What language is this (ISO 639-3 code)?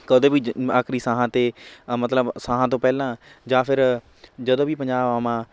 pan